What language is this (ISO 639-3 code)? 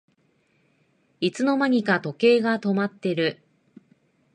jpn